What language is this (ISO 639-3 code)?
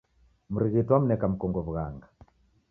dav